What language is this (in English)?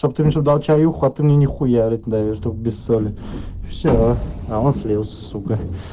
Russian